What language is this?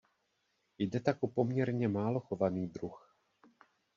Czech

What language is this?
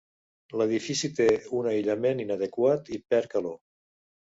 Catalan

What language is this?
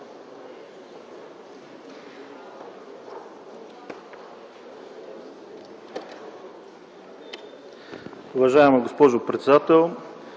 Bulgarian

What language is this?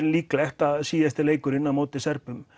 Icelandic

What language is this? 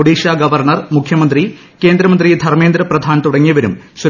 Malayalam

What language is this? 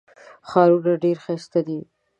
Pashto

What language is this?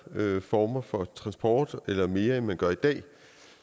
Danish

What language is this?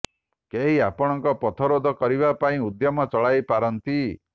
Odia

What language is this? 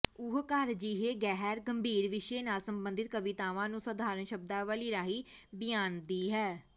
Punjabi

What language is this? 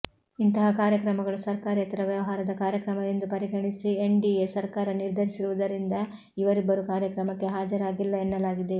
Kannada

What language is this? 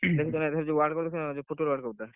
Odia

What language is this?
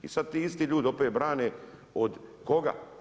Croatian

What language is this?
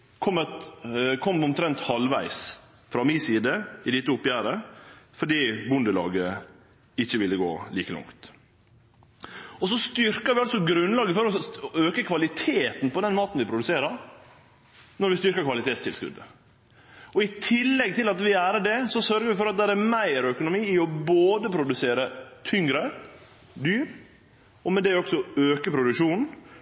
Norwegian Nynorsk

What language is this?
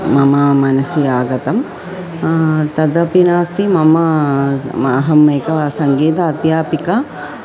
Sanskrit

